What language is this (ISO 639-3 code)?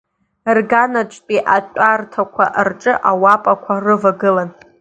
abk